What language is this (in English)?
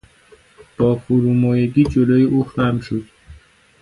Persian